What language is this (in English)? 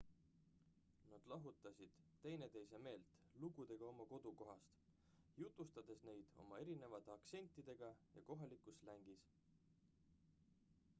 Estonian